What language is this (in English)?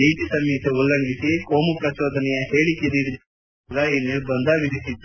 Kannada